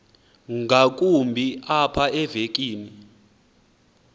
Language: Xhosa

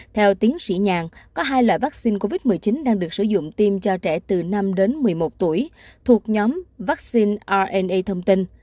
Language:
Vietnamese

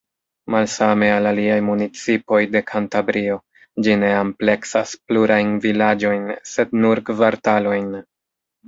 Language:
Esperanto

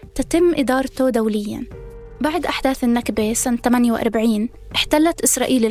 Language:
Arabic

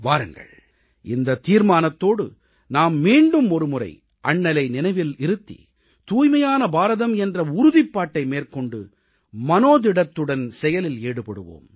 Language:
Tamil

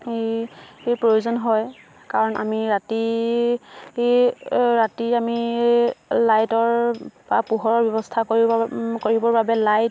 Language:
Assamese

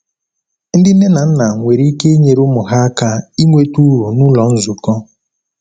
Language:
Igbo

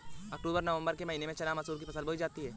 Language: Hindi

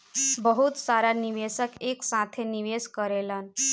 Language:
Bhojpuri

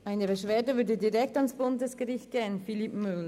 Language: Swiss German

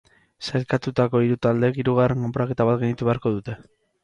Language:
Basque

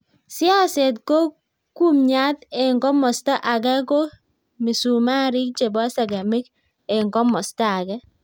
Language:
Kalenjin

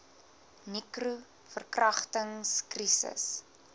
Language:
Afrikaans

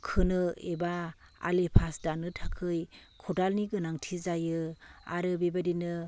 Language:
Bodo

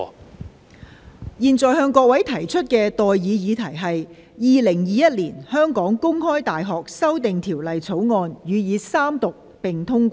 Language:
Cantonese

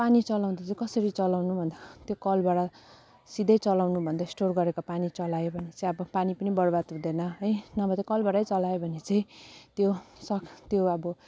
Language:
Nepali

